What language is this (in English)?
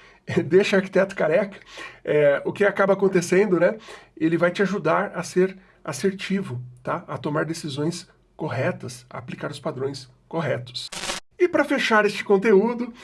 Portuguese